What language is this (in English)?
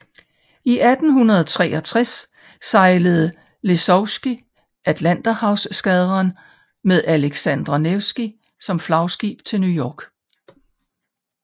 Danish